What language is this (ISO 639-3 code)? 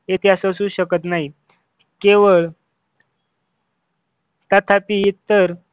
mar